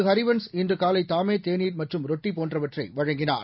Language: Tamil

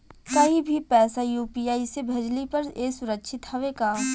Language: Bhojpuri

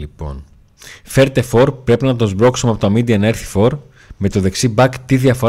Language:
Greek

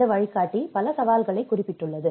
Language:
Tamil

